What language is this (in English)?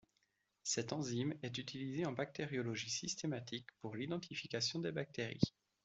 French